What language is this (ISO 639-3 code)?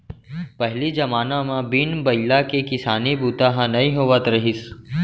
hne